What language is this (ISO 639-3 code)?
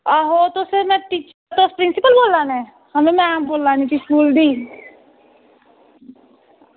doi